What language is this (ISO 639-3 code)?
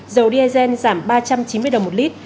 vie